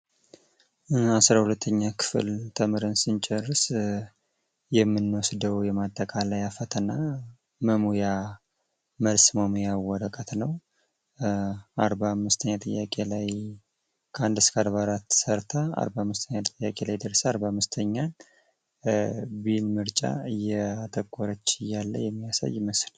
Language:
Amharic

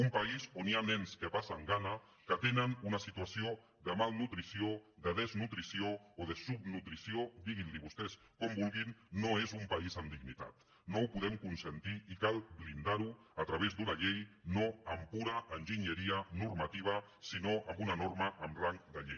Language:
Catalan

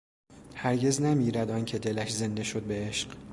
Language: Persian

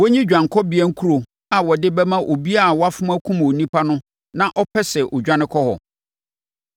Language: Akan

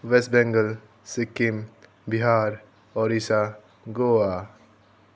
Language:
Nepali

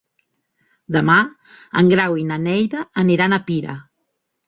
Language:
Catalan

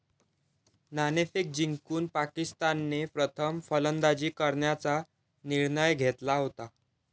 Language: Marathi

